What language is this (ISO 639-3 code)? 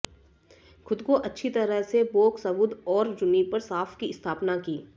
hin